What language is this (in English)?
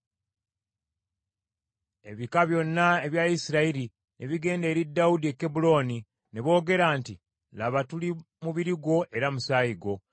Ganda